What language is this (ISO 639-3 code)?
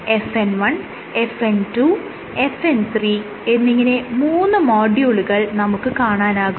mal